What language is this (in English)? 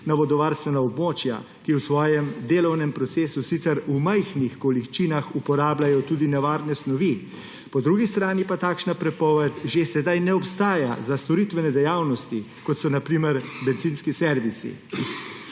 Slovenian